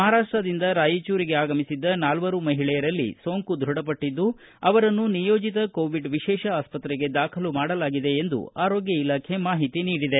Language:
Kannada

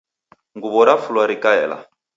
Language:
Taita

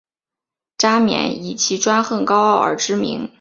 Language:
Chinese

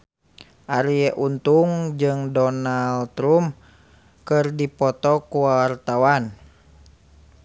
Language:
Sundanese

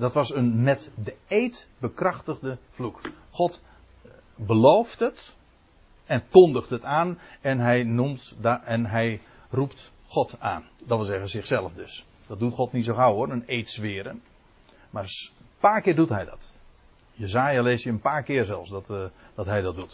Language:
Dutch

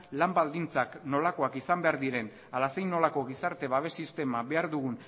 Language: Basque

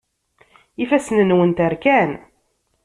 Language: Kabyle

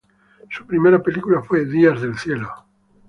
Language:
Spanish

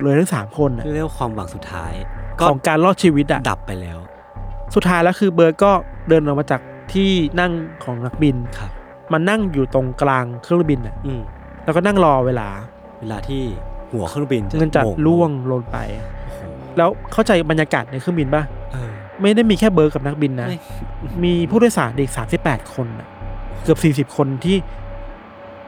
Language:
Thai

